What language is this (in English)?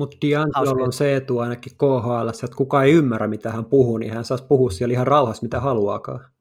Finnish